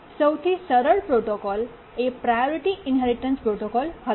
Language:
Gujarati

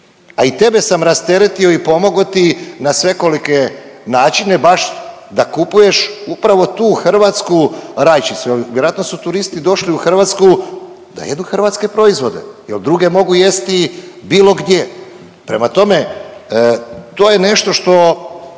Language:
Croatian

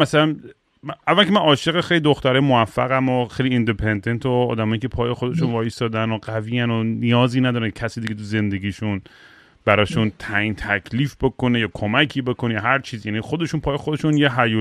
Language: Persian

